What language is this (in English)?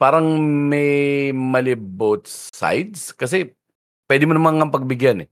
Filipino